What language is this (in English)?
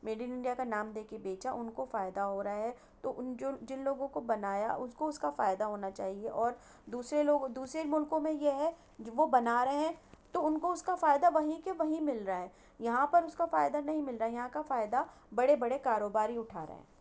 Urdu